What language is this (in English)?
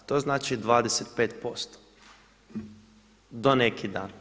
Croatian